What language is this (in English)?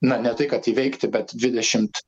Lithuanian